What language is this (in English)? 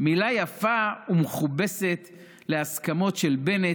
Hebrew